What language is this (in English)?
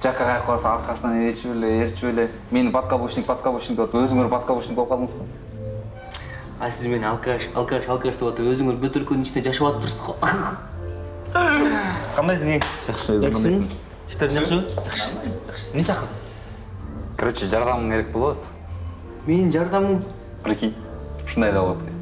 Russian